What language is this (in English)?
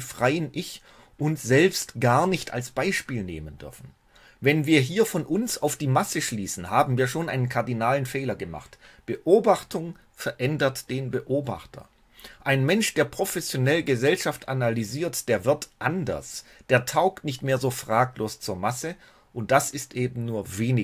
German